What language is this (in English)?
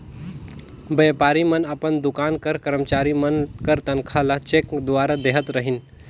Chhattisgarhi